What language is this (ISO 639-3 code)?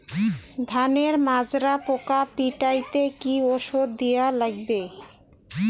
ben